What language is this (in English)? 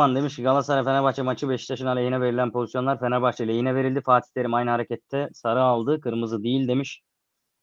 Turkish